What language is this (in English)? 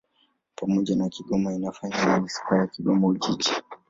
Swahili